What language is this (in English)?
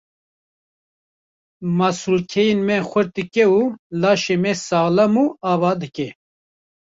Kurdish